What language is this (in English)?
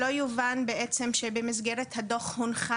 Hebrew